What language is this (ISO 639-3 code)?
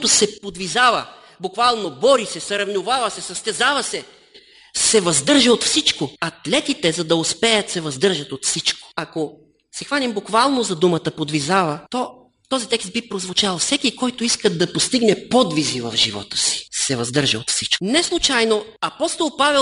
bul